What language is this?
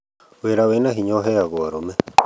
Kikuyu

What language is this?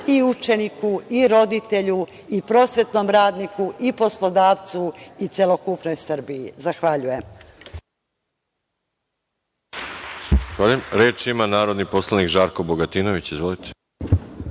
Serbian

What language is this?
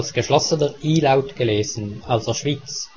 German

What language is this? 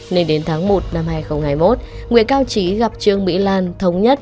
Vietnamese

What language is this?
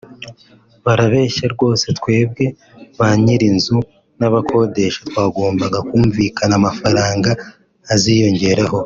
Kinyarwanda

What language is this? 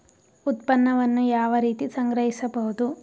Kannada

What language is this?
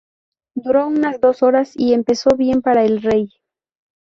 Spanish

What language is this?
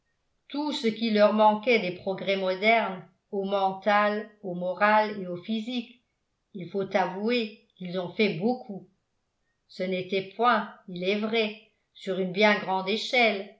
French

